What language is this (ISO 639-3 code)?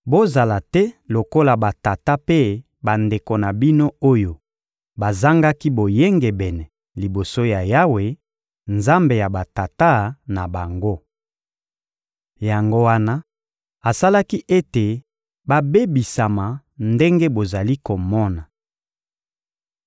lin